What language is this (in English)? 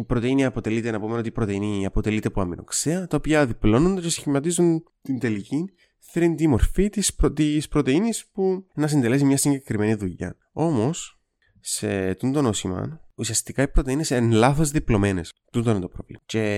Greek